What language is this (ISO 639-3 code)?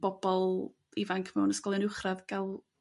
cym